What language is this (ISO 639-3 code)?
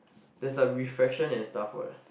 eng